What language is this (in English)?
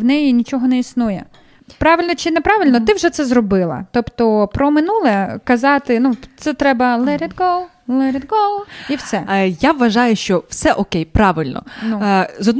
Ukrainian